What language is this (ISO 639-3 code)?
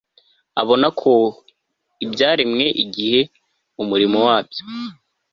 kin